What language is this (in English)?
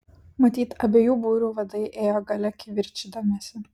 Lithuanian